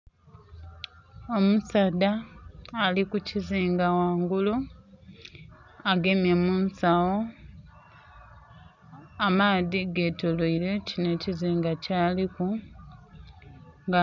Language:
Soga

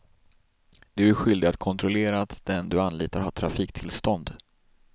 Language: Swedish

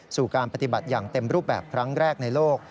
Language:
Thai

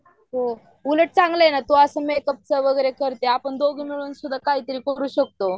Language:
Marathi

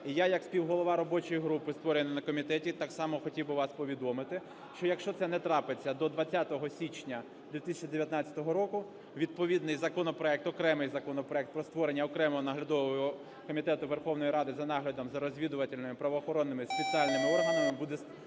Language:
Ukrainian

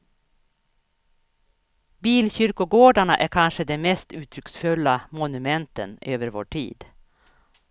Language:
Swedish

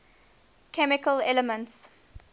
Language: English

